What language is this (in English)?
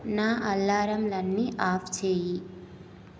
Telugu